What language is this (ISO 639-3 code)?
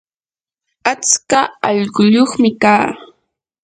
qur